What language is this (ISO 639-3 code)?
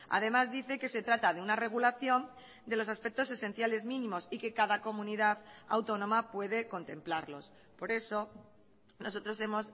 spa